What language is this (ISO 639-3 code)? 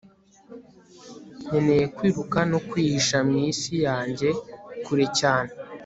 kin